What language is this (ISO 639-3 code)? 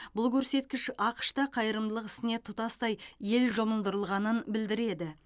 kaz